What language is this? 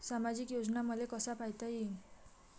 Marathi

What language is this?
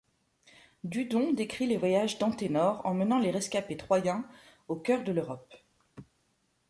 French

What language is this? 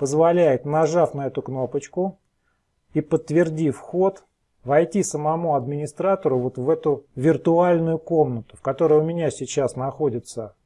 Russian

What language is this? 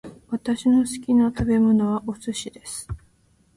Japanese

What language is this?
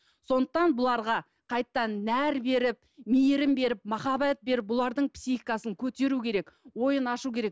Kazakh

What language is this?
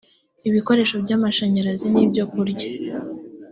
Kinyarwanda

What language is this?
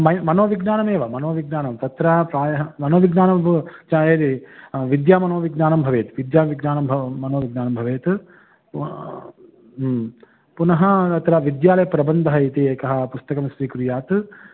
Sanskrit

